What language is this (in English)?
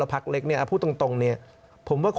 Thai